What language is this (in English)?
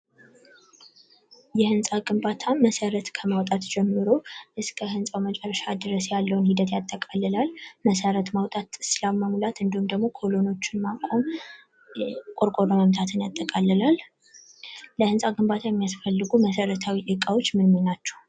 Amharic